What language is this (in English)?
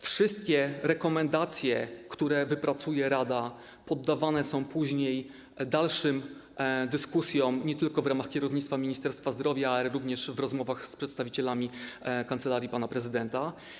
Polish